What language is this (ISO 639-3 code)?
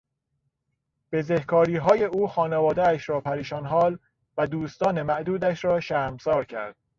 fas